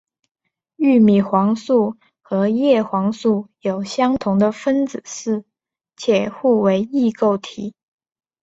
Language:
Chinese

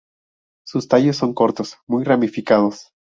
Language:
Spanish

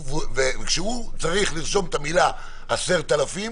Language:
Hebrew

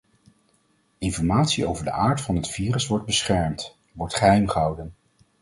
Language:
Dutch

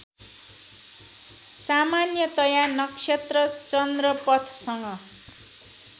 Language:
Nepali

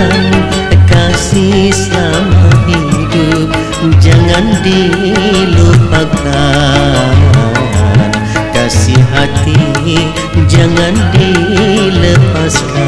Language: Indonesian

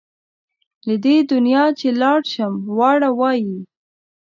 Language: Pashto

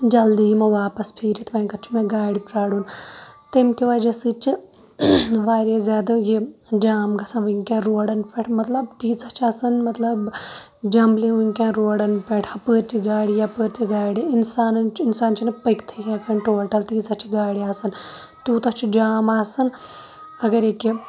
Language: Kashmiri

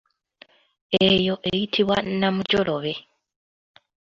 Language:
Ganda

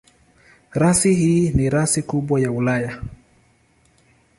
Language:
Swahili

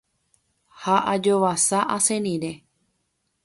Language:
Guarani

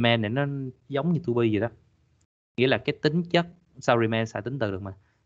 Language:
Vietnamese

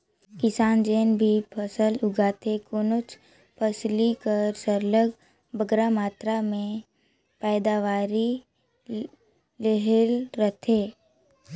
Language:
Chhattisgarhi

